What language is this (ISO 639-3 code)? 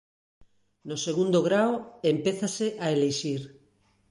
glg